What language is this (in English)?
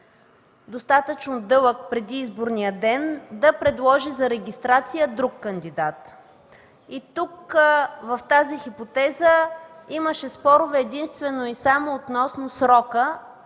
Bulgarian